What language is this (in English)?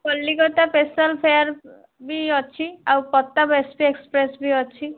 Odia